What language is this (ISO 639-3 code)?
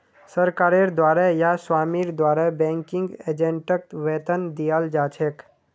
mag